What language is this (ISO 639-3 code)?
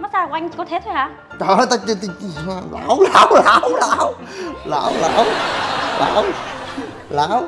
vie